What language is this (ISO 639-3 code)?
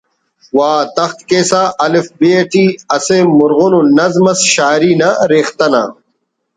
brh